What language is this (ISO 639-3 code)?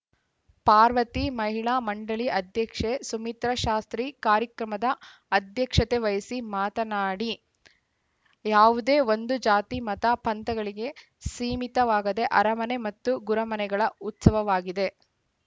kan